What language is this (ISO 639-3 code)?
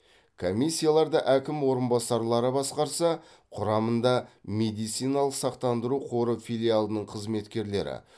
kaz